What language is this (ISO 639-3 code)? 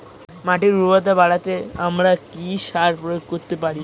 ben